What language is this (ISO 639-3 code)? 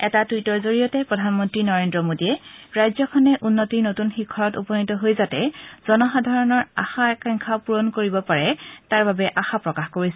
asm